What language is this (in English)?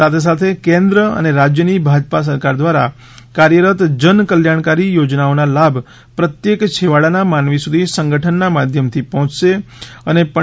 Gujarati